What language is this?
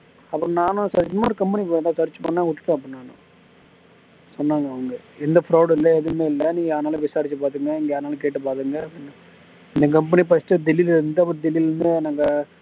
Tamil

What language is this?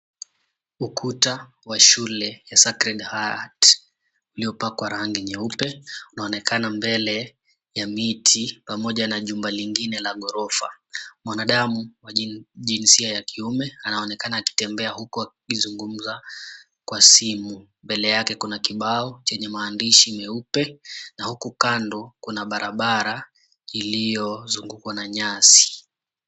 Swahili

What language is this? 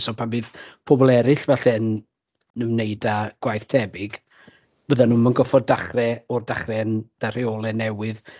Welsh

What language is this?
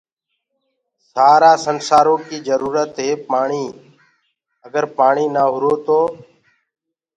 Gurgula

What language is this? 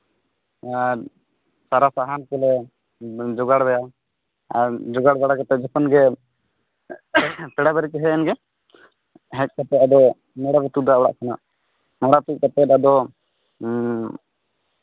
Santali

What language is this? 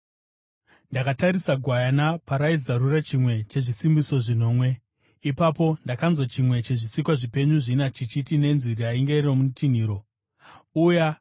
Shona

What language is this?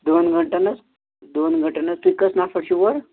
Kashmiri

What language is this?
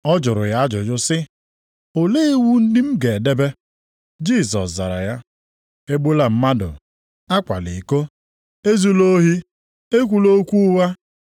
Igbo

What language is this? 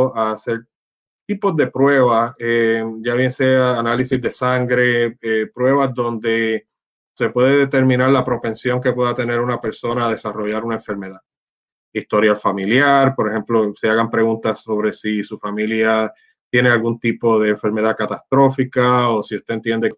Spanish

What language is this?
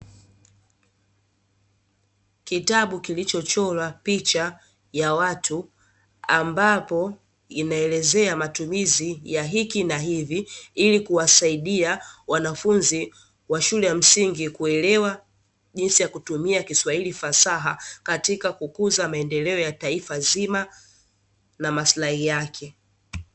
Swahili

